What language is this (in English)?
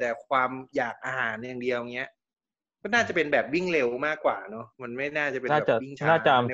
Thai